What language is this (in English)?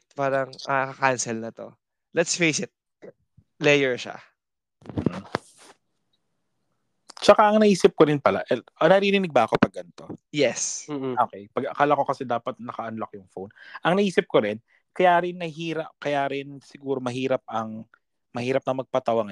Filipino